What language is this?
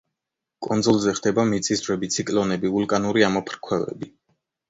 Georgian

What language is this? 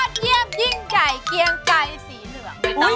Thai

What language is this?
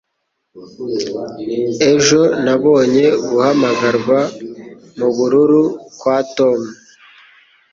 Kinyarwanda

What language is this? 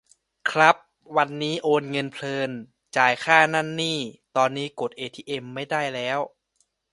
Thai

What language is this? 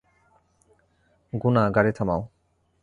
Bangla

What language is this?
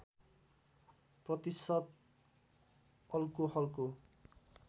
Nepali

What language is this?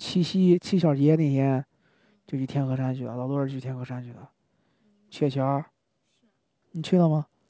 Chinese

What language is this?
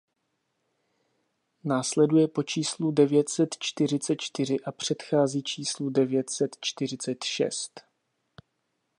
Czech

